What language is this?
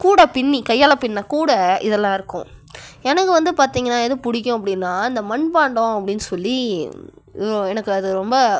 Tamil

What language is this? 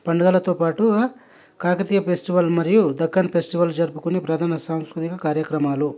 Telugu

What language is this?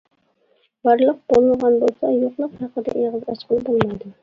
Uyghur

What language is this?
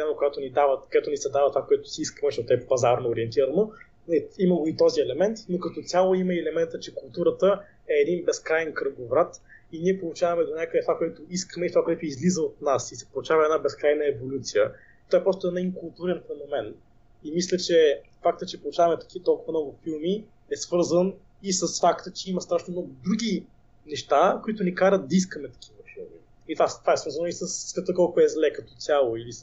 Bulgarian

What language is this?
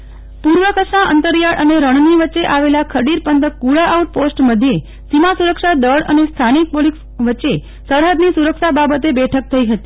Gujarati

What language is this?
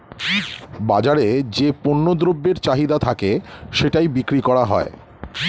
Bangla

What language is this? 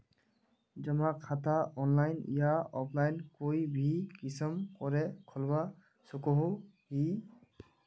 Magahi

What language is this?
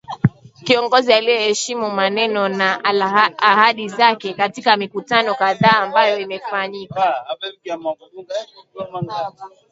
Swahili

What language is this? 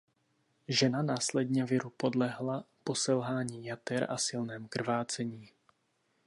Czech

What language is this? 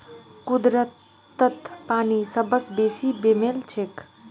Magahi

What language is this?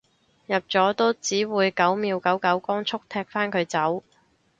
Cantonese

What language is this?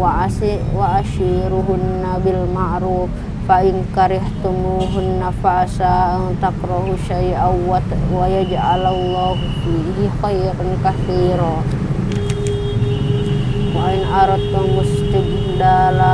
Indonesian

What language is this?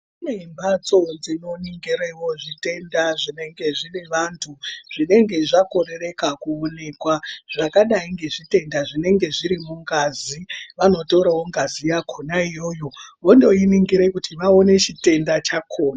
Ndau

